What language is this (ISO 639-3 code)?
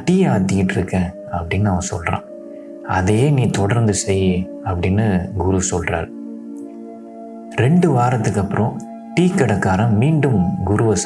ind